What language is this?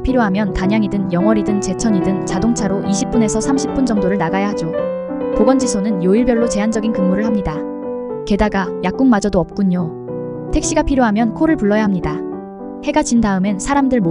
Korean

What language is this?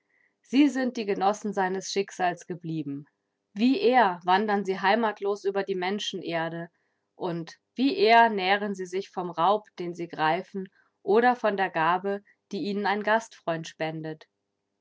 German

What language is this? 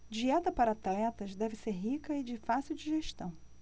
Portuguese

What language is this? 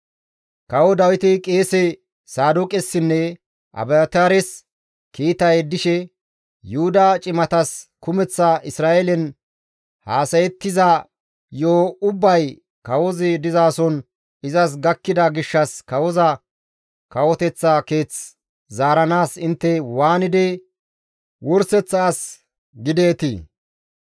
Gamo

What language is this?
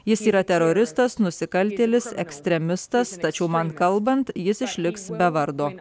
Lithuanian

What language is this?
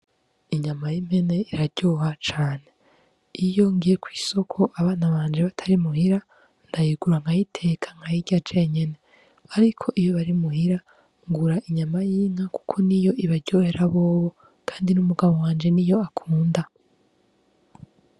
Rundi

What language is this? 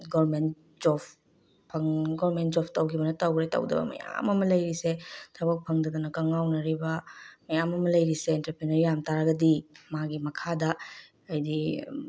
Manipuri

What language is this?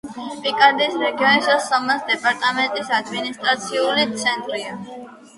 Georgian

